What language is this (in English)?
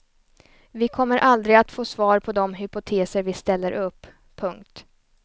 Swedish